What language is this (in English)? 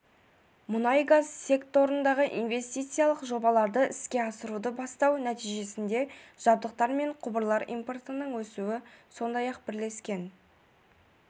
Kazakh